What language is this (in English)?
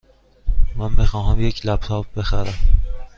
Persian